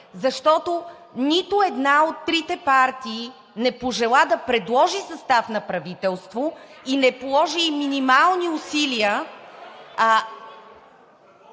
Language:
Bulgarian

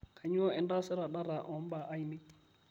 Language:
Masai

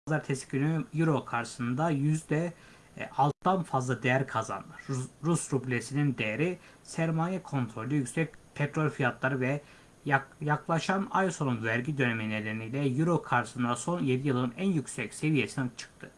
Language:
Turkish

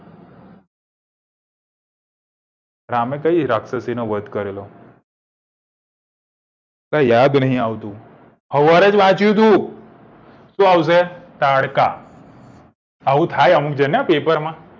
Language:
Gujarati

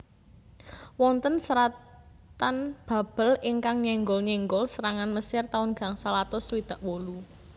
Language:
Javanese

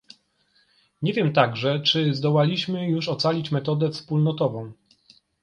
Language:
Polish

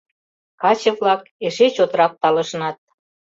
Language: Mari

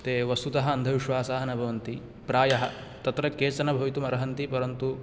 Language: Sanskrit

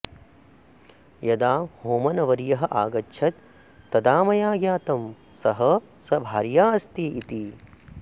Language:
Sanskrit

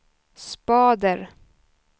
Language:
Swedish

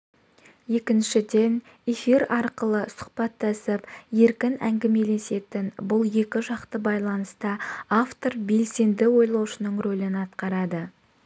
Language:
Kazakh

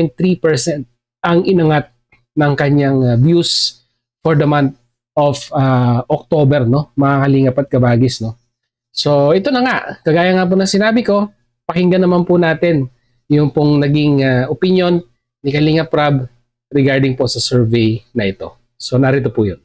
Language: Filipino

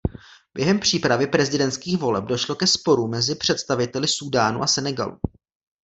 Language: Czech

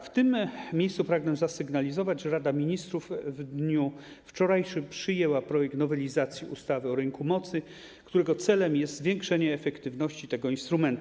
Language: Polish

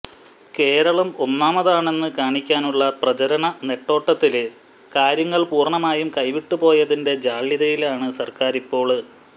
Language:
Malayalam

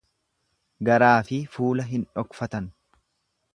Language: Oromo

